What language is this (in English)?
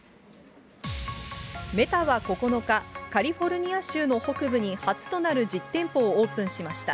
Japanese